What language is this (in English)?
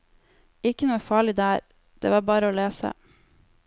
Norwegian